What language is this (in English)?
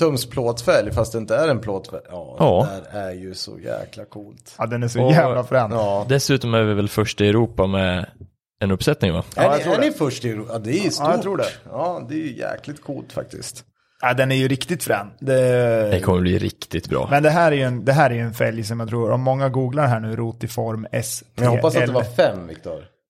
Swedish